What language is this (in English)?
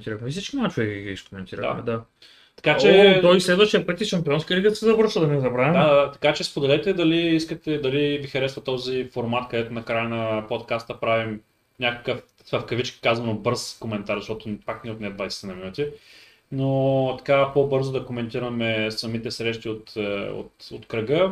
Bulgarian